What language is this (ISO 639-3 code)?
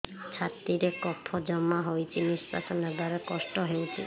ori